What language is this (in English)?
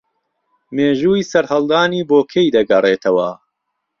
Central Kurdish